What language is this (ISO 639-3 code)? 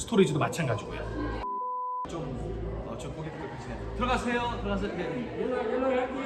kor